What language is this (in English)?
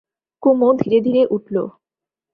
Bangla